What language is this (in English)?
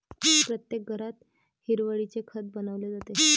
Marathi